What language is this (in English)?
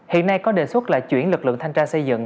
Vietnamese